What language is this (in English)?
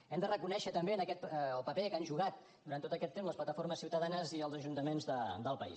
Catalan